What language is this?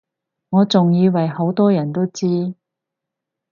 Cantonese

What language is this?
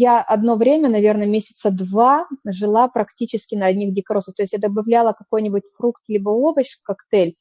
Russian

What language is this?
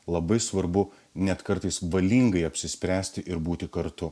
Lithuanian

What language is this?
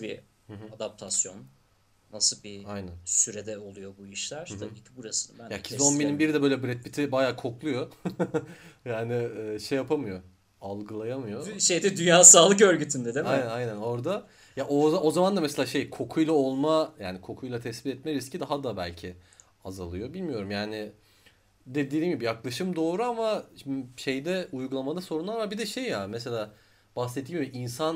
Turkish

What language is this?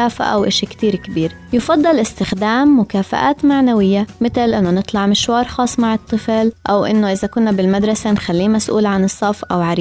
Arabic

